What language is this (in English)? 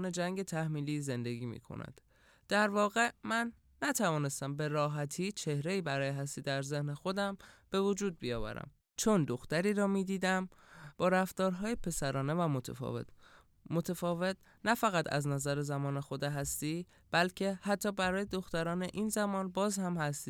Persian